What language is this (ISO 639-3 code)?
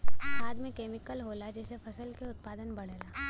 bho